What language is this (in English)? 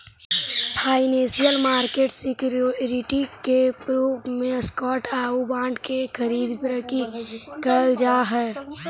Magahi